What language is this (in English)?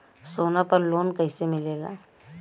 Bhojpuri